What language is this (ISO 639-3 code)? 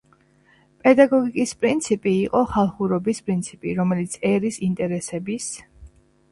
kat